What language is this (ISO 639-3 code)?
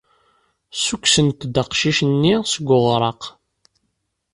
kab